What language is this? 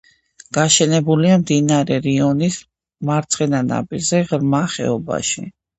Georgian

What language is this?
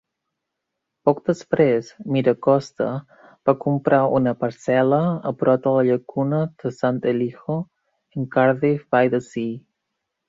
Catalan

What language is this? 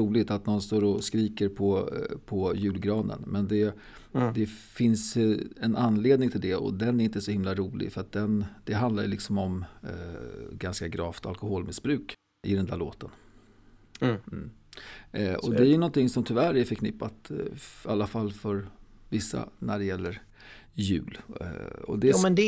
Swedish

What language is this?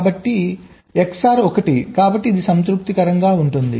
Telugu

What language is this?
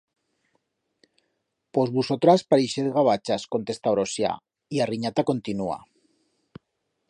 Aragonese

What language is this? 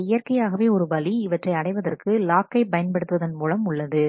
Tamil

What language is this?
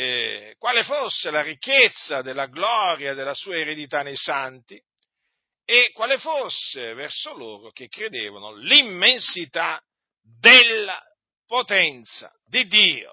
Italian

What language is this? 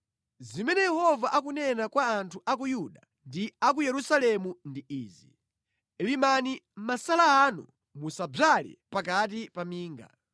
Nyanja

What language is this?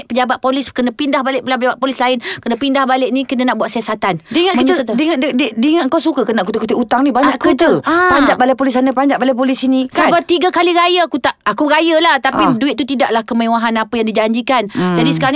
Malay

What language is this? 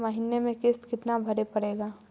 Magahi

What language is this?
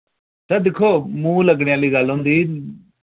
Dogri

